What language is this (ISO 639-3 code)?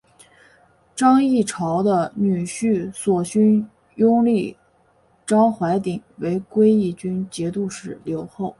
zho